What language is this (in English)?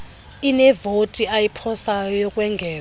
Xhosa